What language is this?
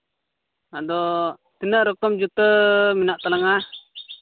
Santali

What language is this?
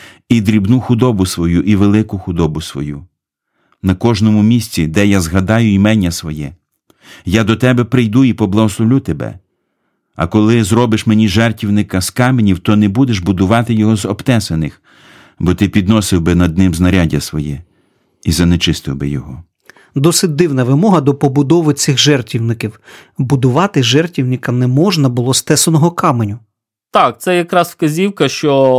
Ukrainian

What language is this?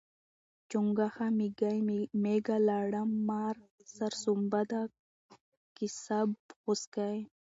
Pashto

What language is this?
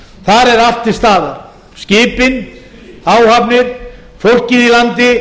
Icelandic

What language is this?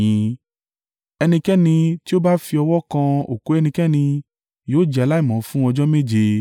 Yoruba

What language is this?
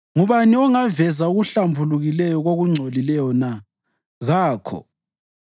North Ndebele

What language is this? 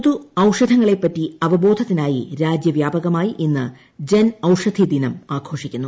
Malayalam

